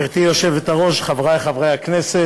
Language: Hebrew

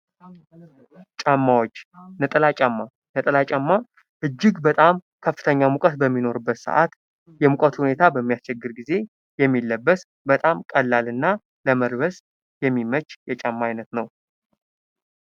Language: Amharic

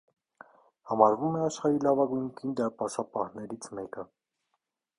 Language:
Armenian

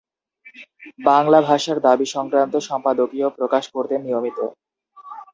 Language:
Bangla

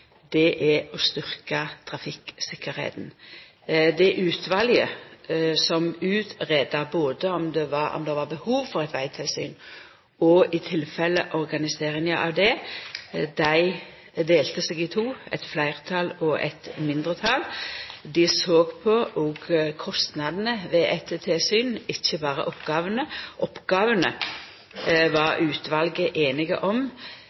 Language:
Norwegian Nynorsk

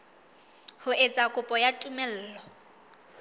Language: Southern Sotho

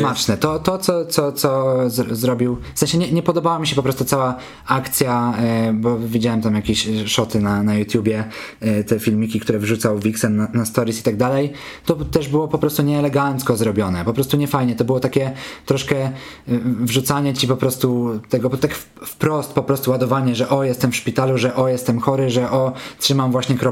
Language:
Polish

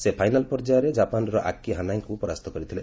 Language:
Odia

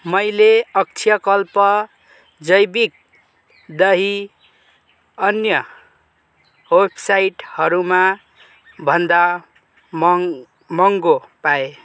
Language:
Nepali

